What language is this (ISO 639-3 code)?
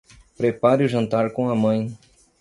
por